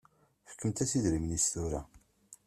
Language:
Kabyle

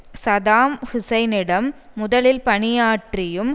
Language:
Tamil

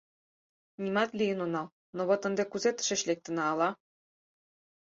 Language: Mari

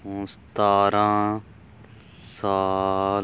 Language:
Punjabi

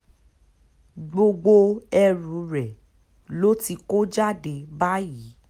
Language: Yoruba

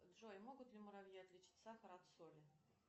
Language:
Russian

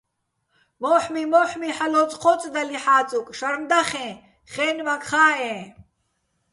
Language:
Bats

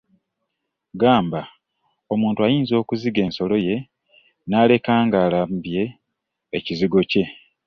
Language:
Ganda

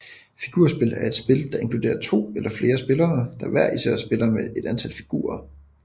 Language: Danish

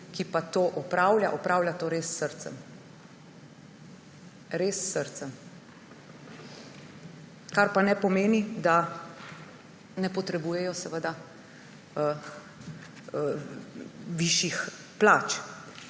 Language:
Slovenian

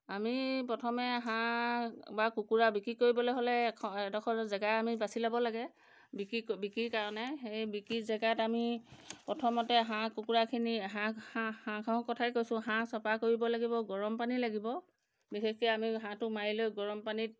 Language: Assamese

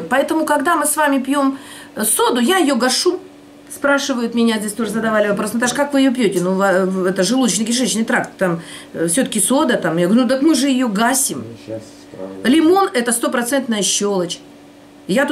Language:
Russian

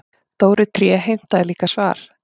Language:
Icelandic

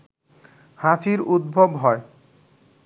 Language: Bangla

